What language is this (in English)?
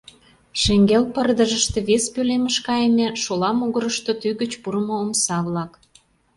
Mari